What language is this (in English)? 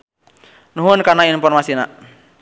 Sundanese